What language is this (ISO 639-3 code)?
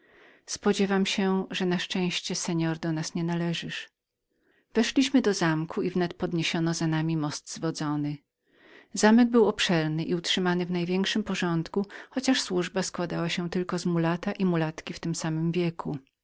pol